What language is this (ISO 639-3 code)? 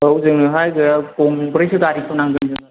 brx